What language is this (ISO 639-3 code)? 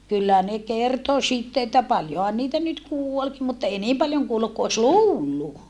fin